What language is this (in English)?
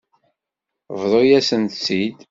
Kabyle